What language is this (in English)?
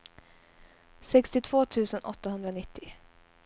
Swedish